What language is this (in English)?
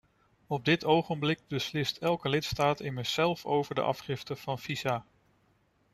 Dutch